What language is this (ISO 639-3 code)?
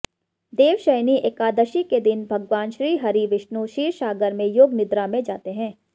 hin